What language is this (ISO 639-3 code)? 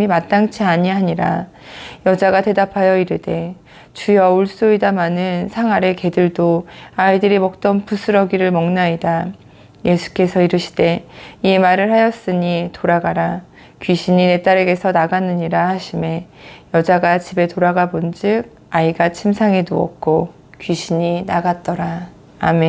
kor